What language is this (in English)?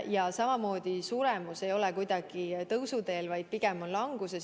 Estonian